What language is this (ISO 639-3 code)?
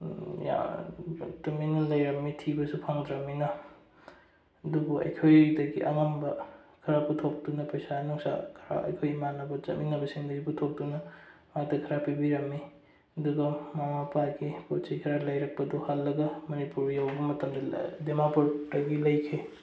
mni